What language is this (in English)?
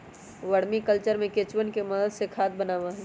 Magahi